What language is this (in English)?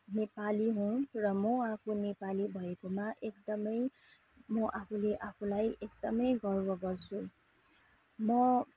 Nepali